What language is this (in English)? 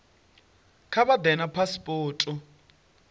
Venda